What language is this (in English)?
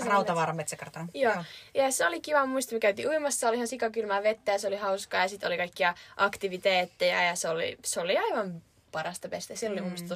Finnish